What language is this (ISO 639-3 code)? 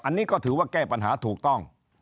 tha